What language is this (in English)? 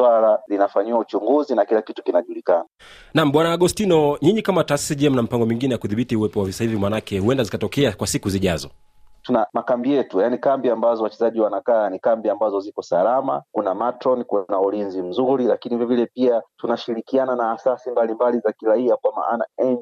Swahili